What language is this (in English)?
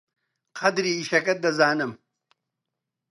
Central Kurdish